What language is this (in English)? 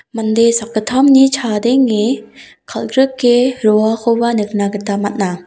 Garo